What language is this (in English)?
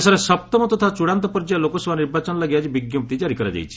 Odia